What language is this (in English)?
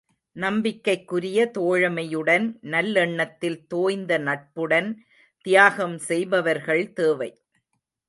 Tamil